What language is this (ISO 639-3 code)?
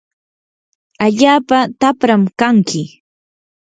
qur